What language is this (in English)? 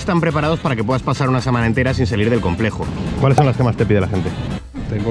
Spanish